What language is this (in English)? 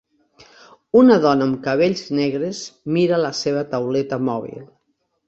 Catalan